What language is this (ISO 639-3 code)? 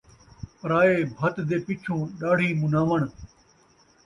skr